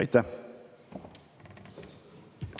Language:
Estonian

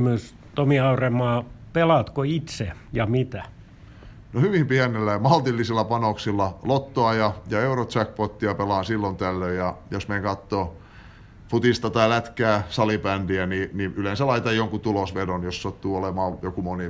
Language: Finnish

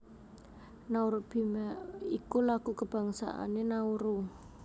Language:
Javanese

